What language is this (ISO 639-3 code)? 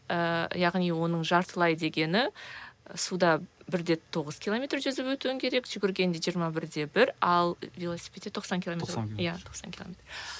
kaz